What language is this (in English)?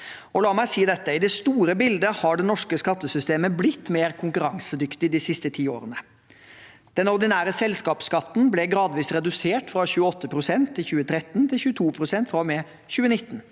Norwegian